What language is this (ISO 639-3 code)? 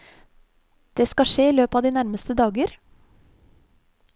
nor